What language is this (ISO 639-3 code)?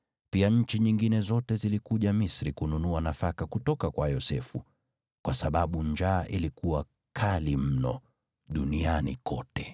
swa